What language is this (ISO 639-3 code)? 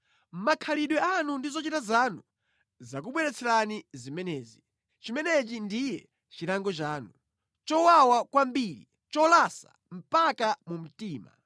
nya